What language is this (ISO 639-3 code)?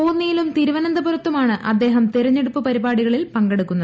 mal